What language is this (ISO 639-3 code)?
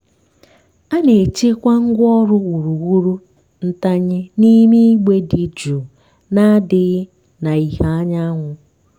ibo